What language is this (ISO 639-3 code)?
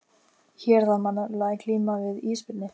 isl